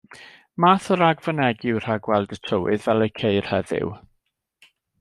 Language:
Welsh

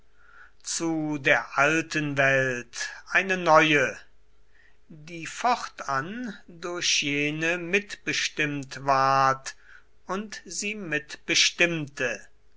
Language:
German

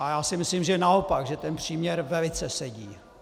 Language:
Czech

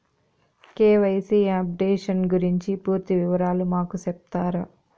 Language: Telugu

